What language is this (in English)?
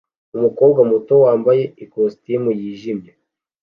Kinyarwanda